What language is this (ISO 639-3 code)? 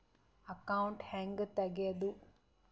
kan